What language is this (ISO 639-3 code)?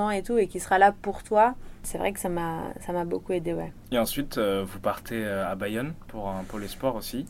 fra